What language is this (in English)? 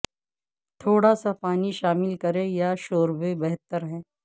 Urdu